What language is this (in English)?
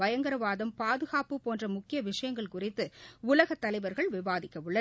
Tamil